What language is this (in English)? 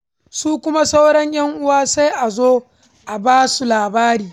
Hausa